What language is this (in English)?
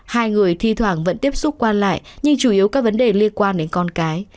Vietnamese